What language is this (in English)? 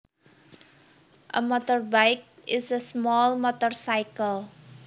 Javanese